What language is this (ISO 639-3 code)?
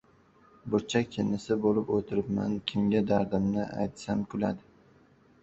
uzb